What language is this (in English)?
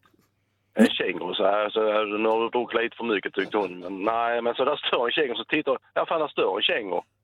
Swedish